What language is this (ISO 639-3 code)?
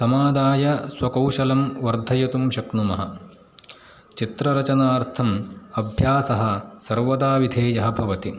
san